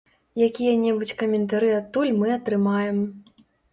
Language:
Belarusian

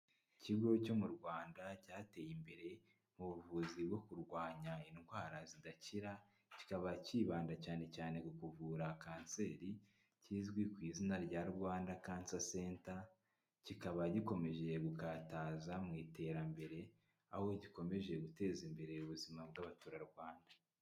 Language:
Kinyarwanda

